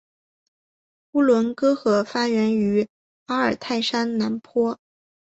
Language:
Chinese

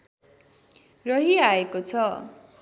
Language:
Nepali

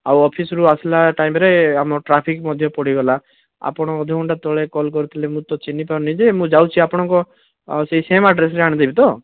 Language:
Odia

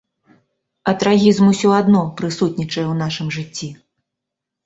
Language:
Belarusian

